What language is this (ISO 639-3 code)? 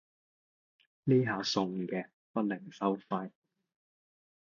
yue